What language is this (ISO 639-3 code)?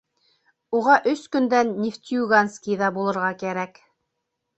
bak